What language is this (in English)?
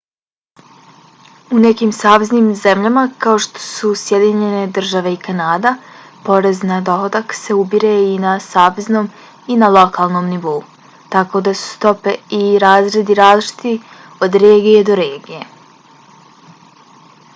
Bosnian